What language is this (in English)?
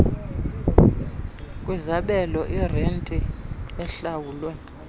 Xhosa